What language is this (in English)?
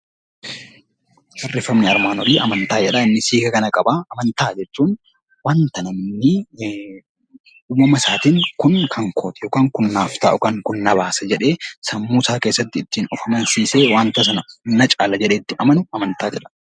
Oromo